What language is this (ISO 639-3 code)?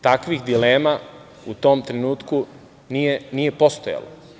srp